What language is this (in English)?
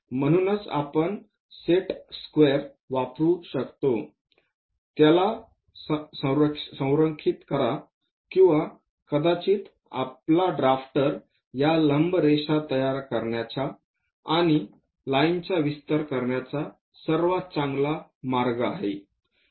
Marathi